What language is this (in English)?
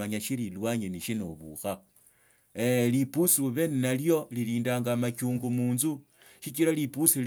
Tsotso